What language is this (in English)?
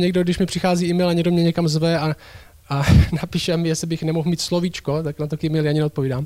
Czech